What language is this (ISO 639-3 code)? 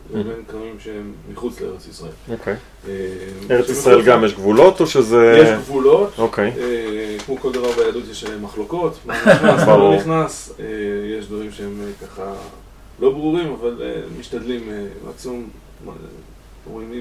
heb